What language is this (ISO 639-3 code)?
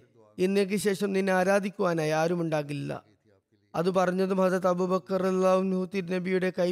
mal